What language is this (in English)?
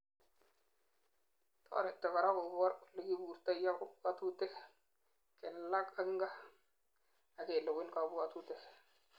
Kalenjin